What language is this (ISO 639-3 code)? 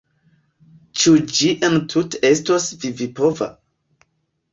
epo